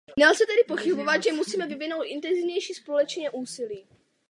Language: Czech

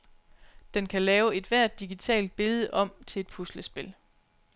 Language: Danish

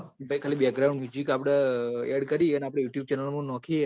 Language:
Gujarati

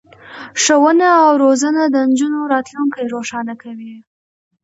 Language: Pashto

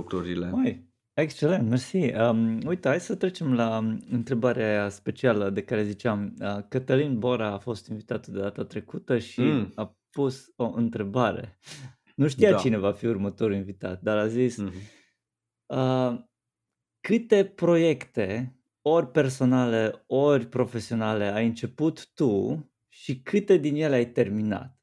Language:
Romanian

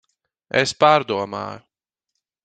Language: Latvian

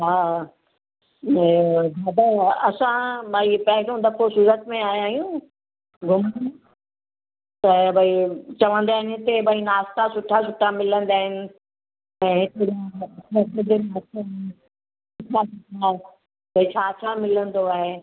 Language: Sindhi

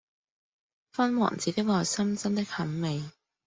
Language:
Cantonese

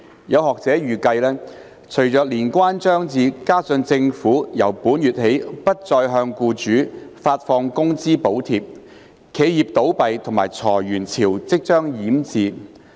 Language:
Cantonese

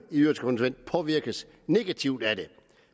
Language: Danish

